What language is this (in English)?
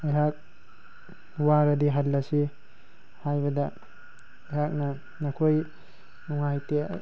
Manipuri